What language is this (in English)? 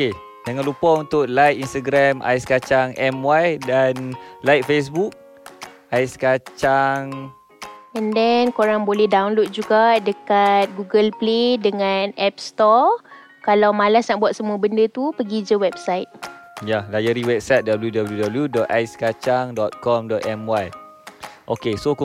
Malay